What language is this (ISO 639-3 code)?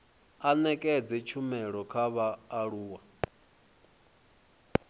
ven